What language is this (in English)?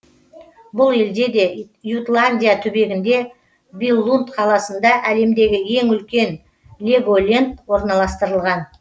Kazakh